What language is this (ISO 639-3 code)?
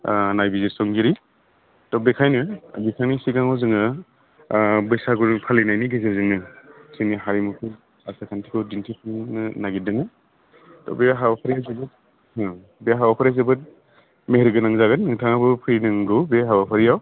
brx